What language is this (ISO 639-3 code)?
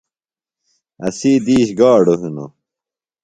phl